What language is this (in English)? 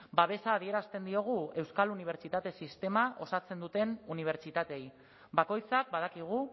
Basque